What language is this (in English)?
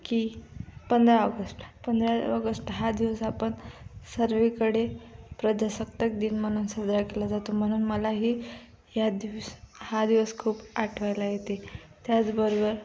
Marathi